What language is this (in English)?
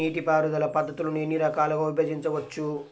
Telugu